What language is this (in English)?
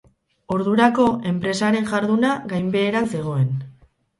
Basque